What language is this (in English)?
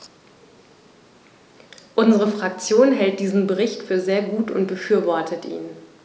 German